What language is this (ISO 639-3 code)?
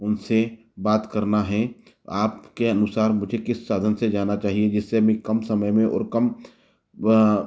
hin